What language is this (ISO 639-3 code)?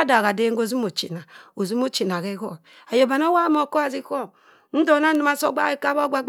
mfn